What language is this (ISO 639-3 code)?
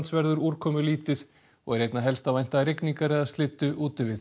isl